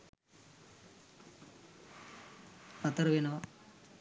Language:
Sinhala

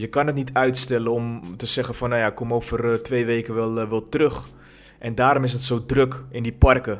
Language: Dutch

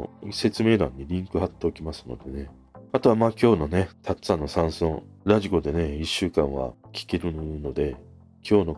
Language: Japanese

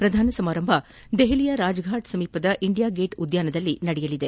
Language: Kannada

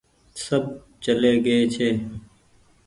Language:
Goaria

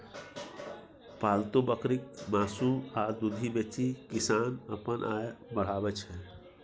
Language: Maithili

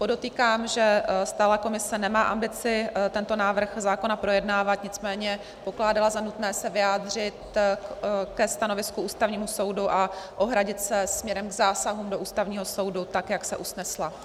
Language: Czech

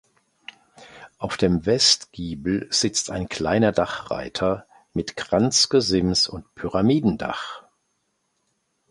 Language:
German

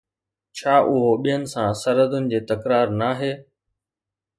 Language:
Sindhi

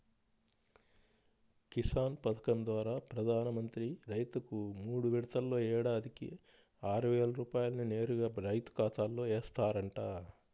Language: Telugu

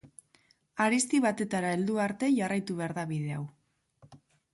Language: Basque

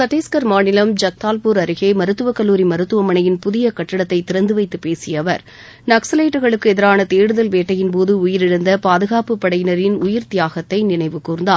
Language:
Tamil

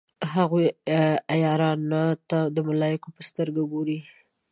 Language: Pashto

